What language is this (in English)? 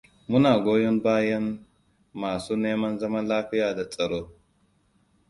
Hausa